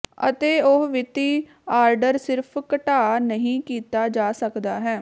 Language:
Punjabi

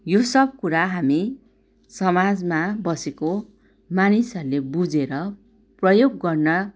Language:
Nepali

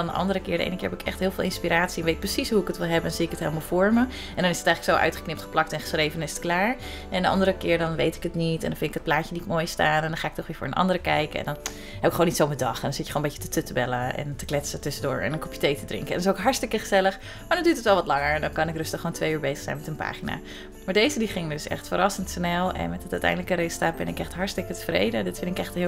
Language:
Dutch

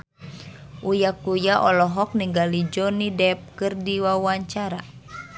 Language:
Sundanese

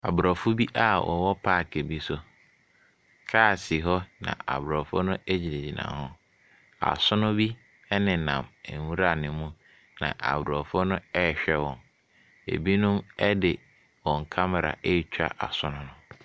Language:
Akan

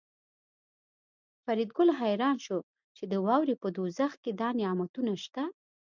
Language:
Pashto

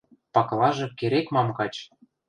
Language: Western Mari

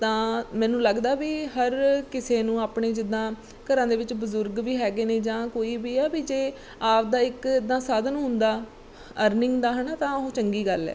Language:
Punjabi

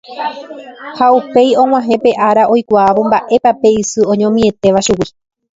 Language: Guarani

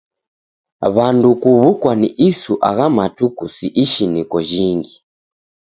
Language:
Taita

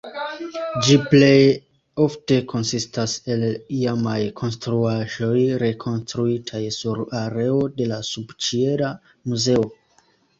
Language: Esperanto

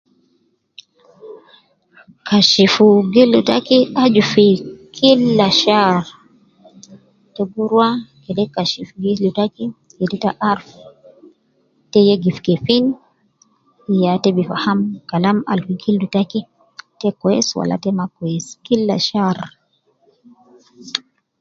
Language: Nubi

